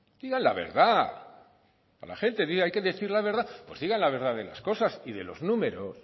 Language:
Spanish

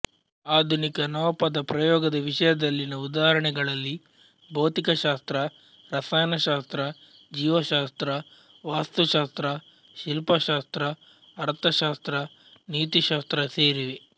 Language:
Kannada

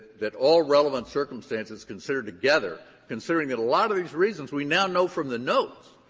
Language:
English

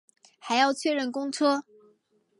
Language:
Chinese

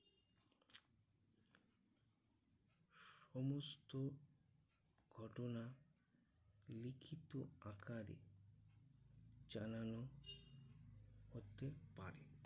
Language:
Bangla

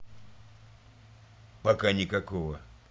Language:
Russian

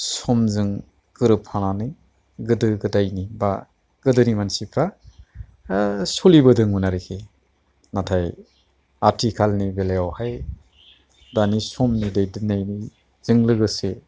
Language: Bodo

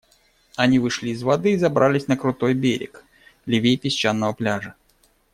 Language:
Russian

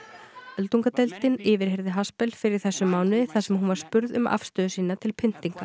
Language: Icelandic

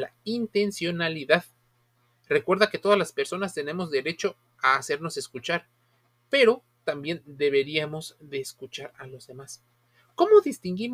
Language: Spanish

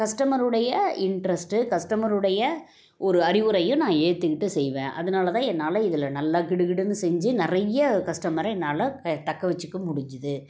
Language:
Tamil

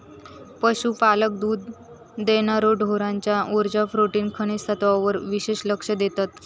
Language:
Marathi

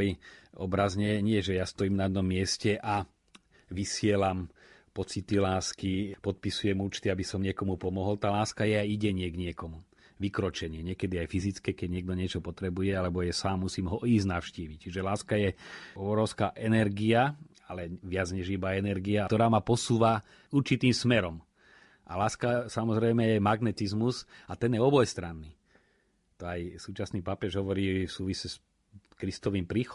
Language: Slovak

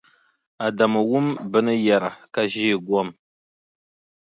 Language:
Dagbani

